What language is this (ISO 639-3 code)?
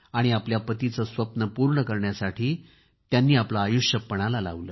mar